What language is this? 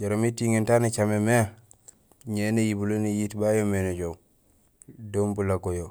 Gusilay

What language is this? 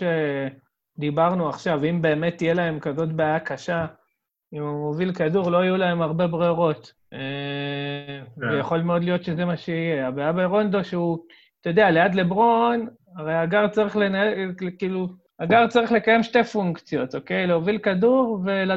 Hebrew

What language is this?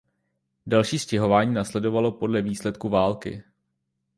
Czech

